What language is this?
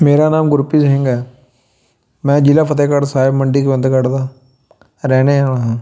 Punjabi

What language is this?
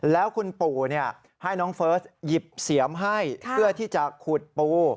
Thai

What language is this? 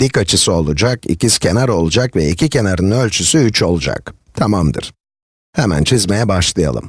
Turkish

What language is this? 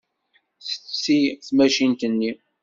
Kabyle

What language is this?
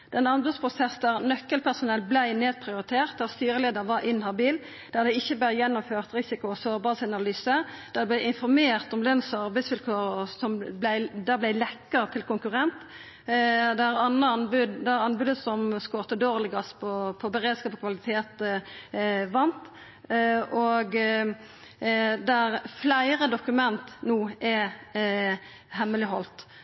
Norwegian Nynorsk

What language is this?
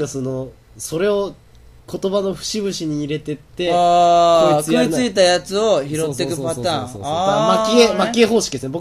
Japanese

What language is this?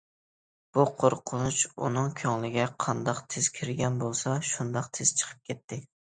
Uyghur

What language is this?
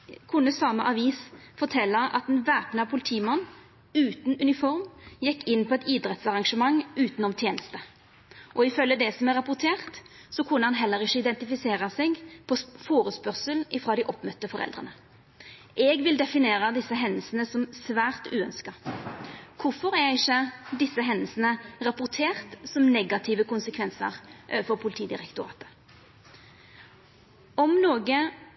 Norwegian Nynorsk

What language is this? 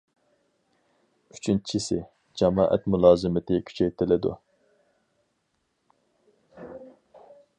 Uyghur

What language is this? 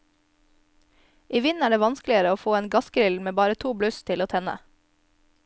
Norwegian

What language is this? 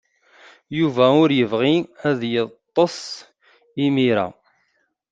Kabyle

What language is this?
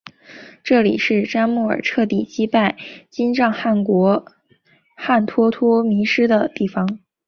Chinese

